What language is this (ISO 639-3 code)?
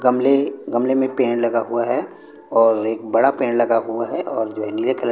hin